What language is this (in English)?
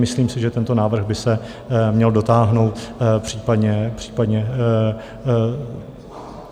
Czech